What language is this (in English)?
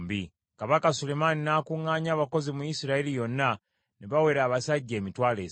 Ganda